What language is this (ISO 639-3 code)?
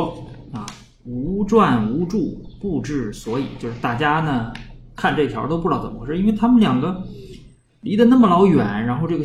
zho